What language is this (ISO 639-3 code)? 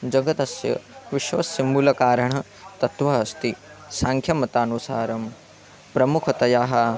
san